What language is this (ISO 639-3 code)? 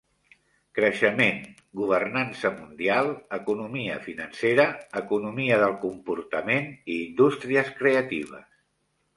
cat